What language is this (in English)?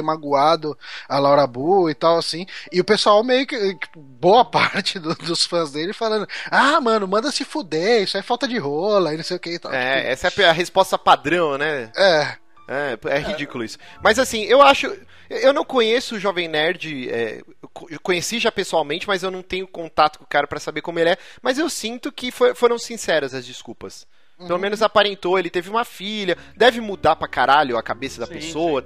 Portuguese